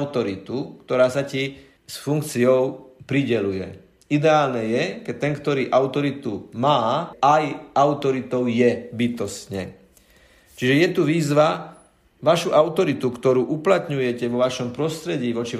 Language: Slovak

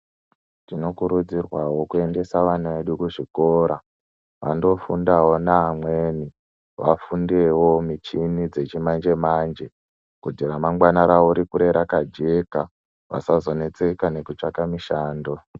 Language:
Ndau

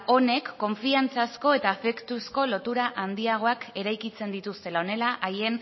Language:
Basque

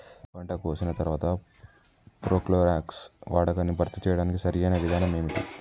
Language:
Telugu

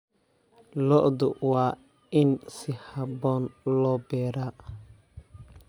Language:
Somali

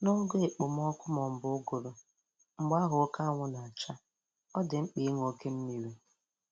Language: Igbo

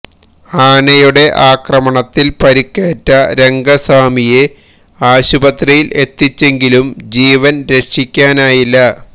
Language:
Malayalam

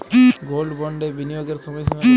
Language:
Bangla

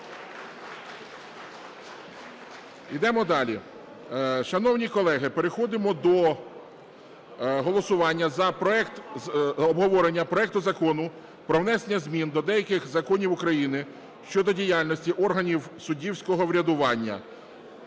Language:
Ukrainian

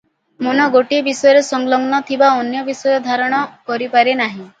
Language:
Odia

